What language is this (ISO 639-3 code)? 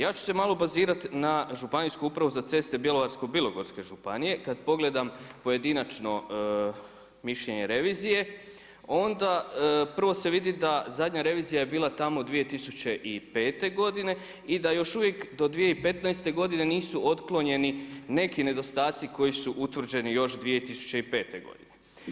hrv